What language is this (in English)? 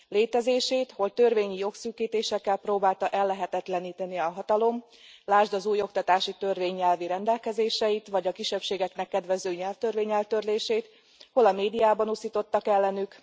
Hungarian